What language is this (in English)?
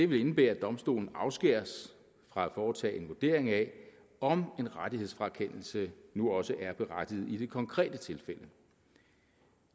Danish